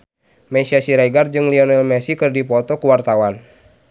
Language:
Sundanese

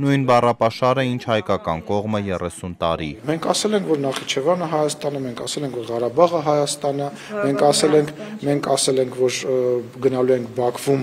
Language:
Turkish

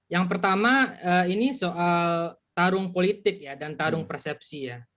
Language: Indonesian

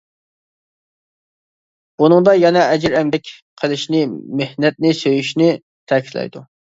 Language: Uyghur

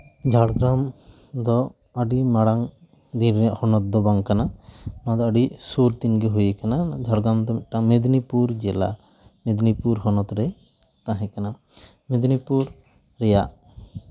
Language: Santali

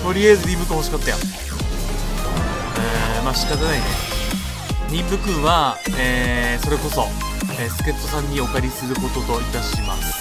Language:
Japanese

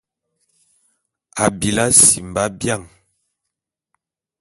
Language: Bulu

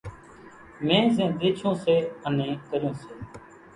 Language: Kachi Koli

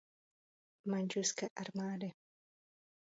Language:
Czech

